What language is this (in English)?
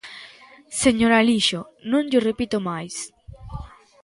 Galician